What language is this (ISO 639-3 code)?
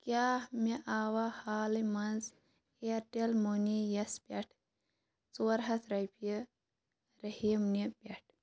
kas